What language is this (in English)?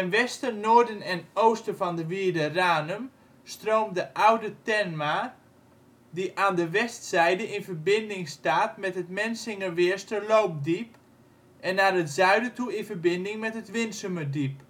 Dutch